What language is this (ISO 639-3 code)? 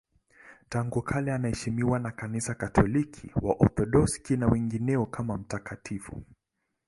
swa